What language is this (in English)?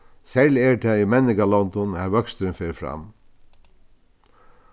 Faroese